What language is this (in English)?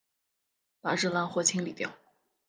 Chinese